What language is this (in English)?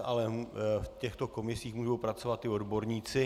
Czech